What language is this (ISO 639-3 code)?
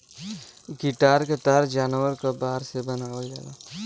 bho